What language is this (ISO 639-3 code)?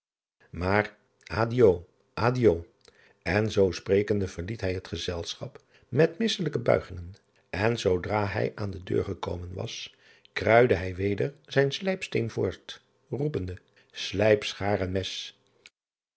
nld